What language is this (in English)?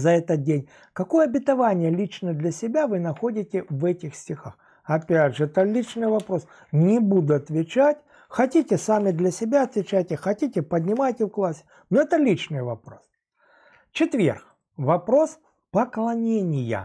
Russian